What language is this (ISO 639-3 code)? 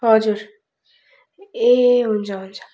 nep